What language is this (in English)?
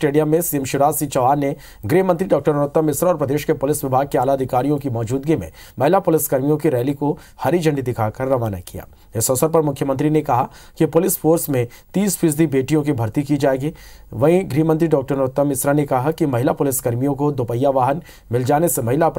Hindi